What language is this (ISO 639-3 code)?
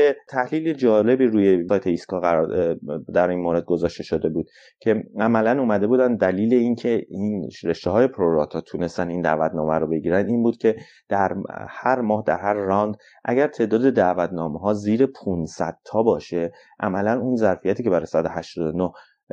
fas